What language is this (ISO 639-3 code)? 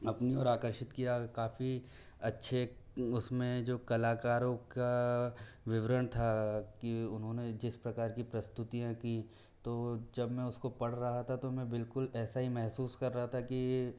hin